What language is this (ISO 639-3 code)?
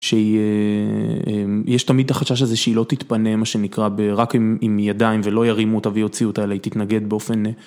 heb